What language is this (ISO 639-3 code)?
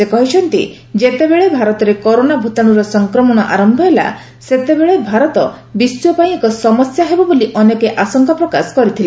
ori